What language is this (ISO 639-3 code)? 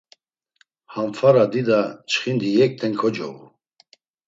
lzz